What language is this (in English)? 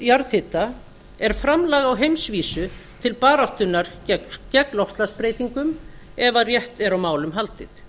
Icelandic